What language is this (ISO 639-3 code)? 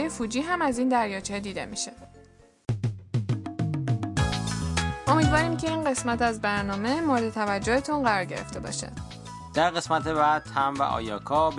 fas